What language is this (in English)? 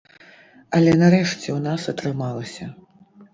Belarusian